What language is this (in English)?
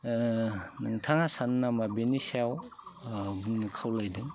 Bodo